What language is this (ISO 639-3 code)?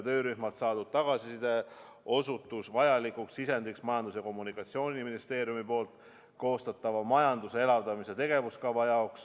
est